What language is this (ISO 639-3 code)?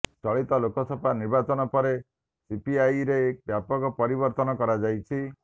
ori